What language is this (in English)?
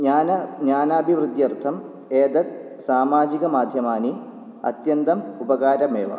Sanskrit